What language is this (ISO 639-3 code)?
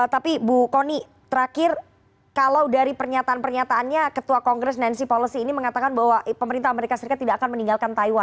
ind